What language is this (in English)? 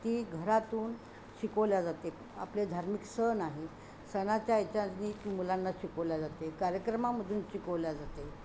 Marathi